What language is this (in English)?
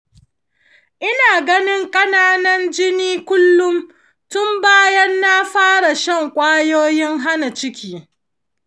Hausa